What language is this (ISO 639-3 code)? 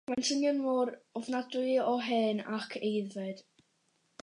cym